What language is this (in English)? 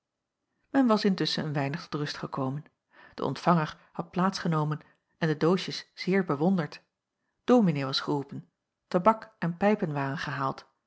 Dutch